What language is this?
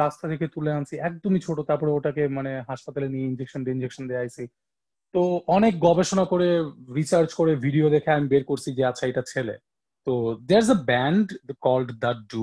Bangla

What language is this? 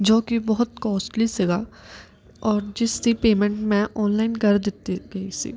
Punjabi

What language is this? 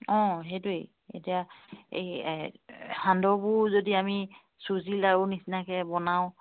Assamese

